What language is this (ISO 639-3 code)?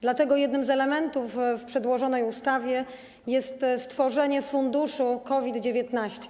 pol